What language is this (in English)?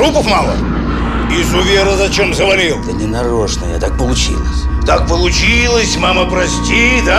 Russian